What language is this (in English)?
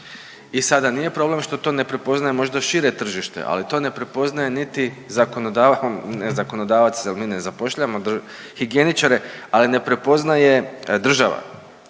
Croatian